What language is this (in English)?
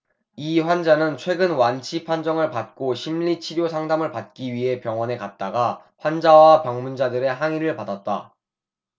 Korean